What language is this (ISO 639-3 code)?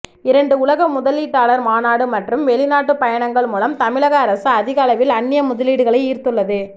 tam